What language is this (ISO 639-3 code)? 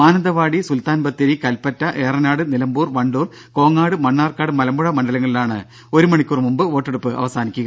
mal